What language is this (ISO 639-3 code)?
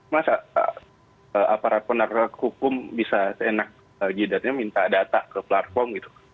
ind